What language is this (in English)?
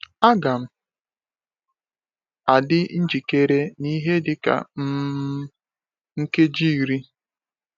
Igbo